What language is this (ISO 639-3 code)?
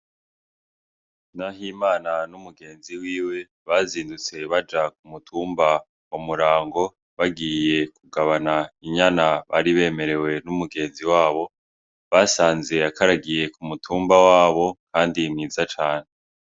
run